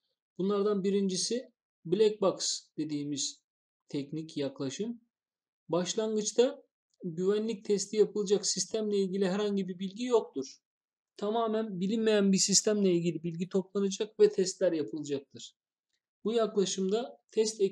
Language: Turkish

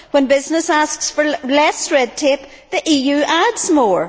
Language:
English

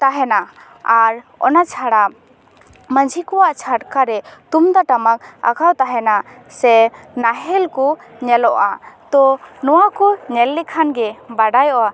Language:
Santali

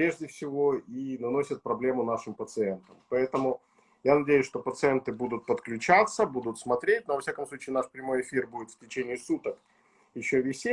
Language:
Russian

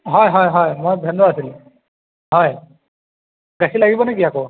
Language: Assamese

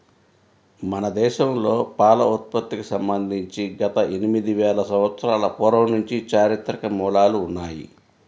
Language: Telugu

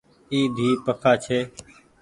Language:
Goaria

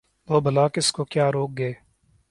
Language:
Urdu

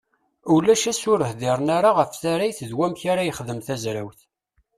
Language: Kabyle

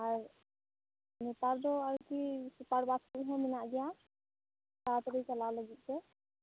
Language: Santali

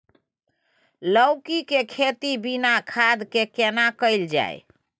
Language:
Maithili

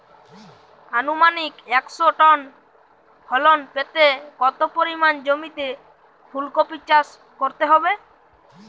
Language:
Bangla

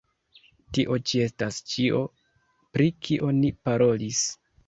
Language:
Esperanto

